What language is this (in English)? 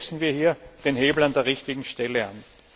German